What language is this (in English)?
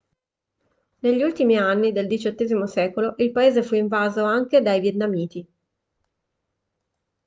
Italian